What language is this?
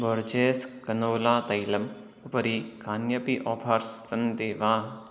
Sanskrit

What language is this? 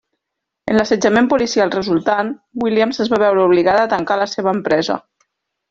Catalan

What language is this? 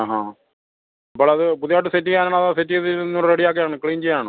Malayalam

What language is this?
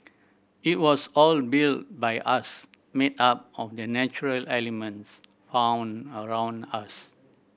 English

